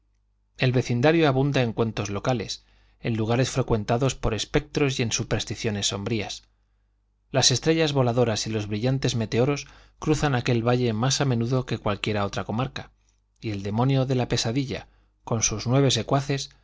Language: Spanish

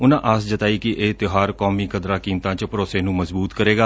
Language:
Punjabi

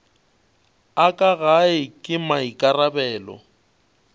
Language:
Northern Sotho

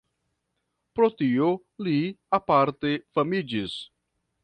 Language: Esperanto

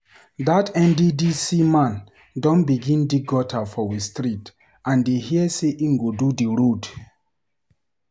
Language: Nigerian Pidgin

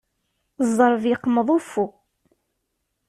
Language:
Kabyle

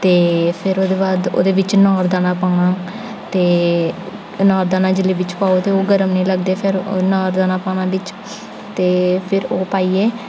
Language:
Dogri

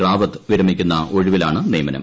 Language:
Malayalam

